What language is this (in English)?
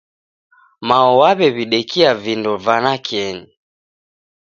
Taita